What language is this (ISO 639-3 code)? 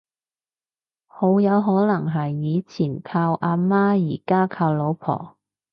yue